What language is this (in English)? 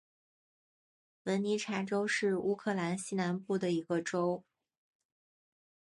Chinese